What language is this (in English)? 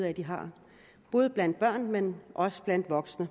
Danish